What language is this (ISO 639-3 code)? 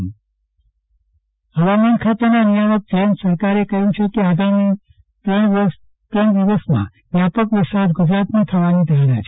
guj